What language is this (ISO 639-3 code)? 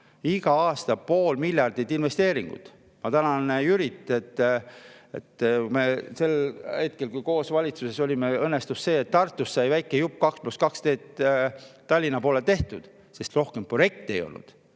est